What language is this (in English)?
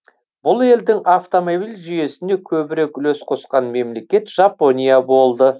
Kazakh